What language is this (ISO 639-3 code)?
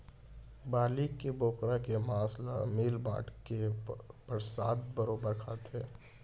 hne